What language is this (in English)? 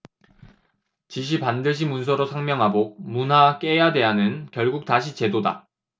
Korean